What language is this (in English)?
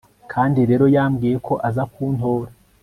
Kinyarwanda